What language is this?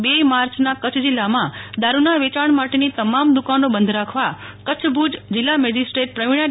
Gujarati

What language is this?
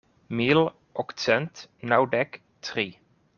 Esperanto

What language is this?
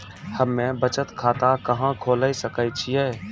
Maithili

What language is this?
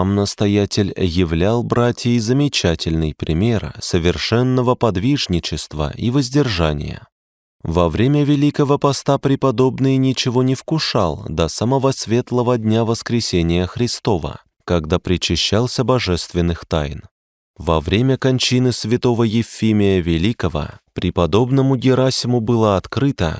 Russian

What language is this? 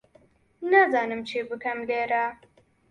Central Kurdish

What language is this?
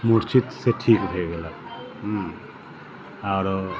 Maithili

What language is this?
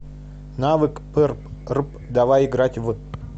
Russian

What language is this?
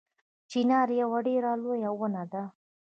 Pashto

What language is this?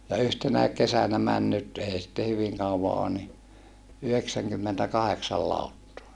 Finnish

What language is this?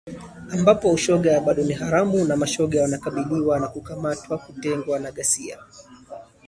Swahili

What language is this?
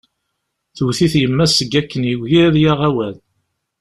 Kabyle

